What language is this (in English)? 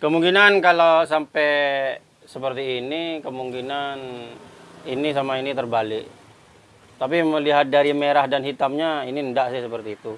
Indonesian